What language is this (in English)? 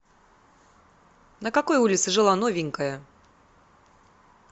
Russian